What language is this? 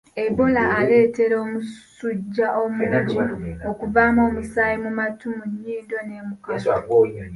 Ganda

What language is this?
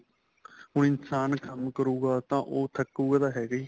Punjabi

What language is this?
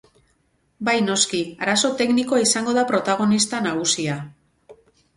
Basque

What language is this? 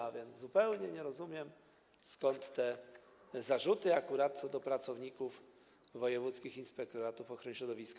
Polish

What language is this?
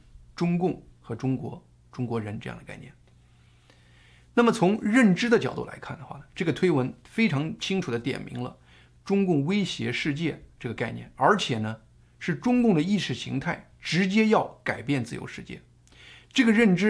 Chinese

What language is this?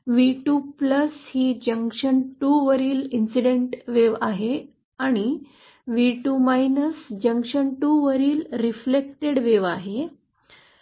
Marathi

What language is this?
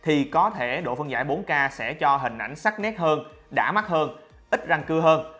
Vietnamese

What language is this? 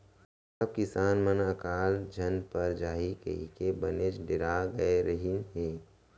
Chhattisgarhi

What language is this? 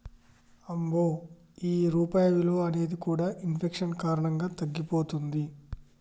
Telugu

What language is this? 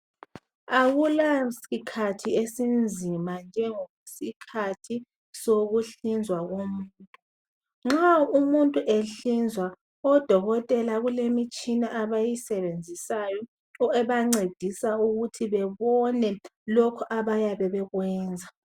North Ndebele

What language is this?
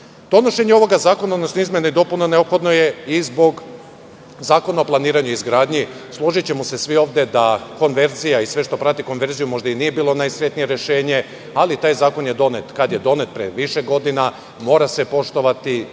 Serbian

